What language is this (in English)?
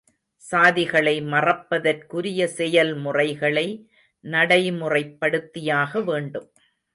Tamil